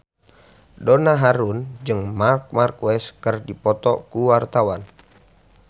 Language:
Sundanese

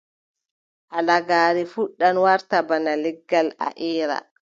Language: Adamawa Fulfulde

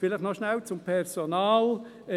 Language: Swiss German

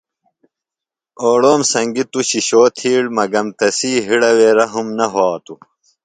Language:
Phalura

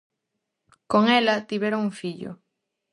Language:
Galician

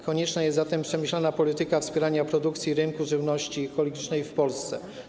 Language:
Polish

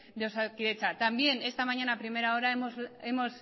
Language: Spanish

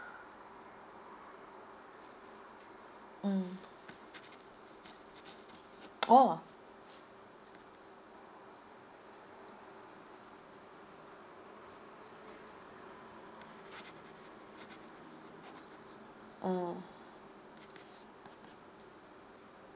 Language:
English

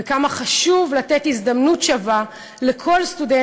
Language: Hebrew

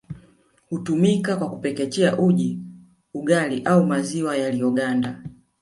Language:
Swahili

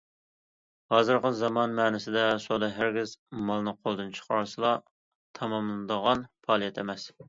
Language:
Uyghur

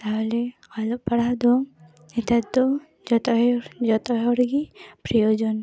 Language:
Santali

